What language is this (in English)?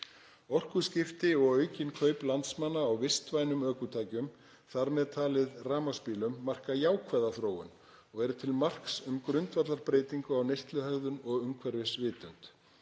Icelandic